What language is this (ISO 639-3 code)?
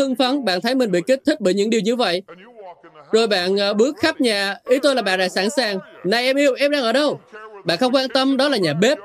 vie